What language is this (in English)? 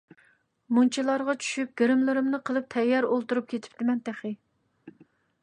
Uyghur